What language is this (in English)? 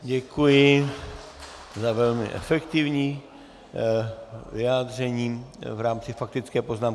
Czech